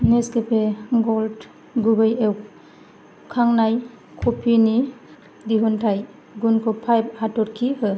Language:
Bodo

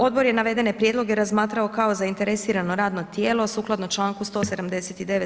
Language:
Croatian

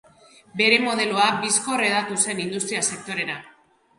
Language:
Basque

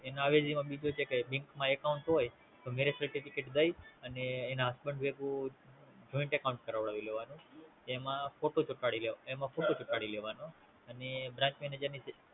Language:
Gujarati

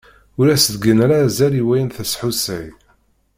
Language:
Kabyle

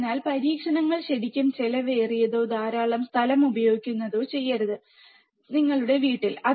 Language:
Malayalam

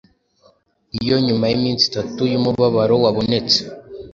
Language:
Kinyarwanda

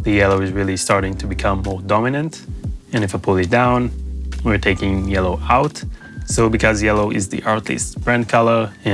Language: English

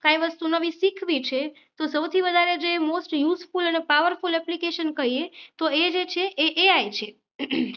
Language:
Gujarati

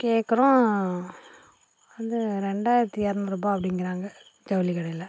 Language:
Tamil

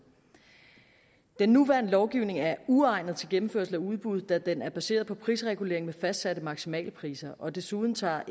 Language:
Danish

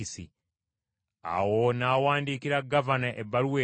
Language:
Ganda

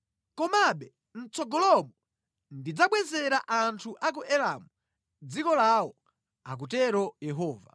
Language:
Nyanja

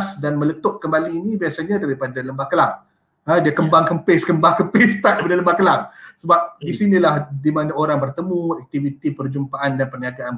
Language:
Malay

